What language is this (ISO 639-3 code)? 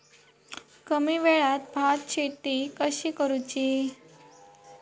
mar